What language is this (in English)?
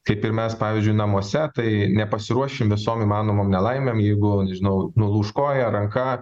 Lithuanian